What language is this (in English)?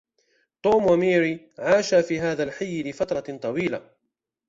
Arabic